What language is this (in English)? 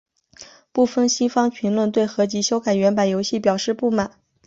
Chinese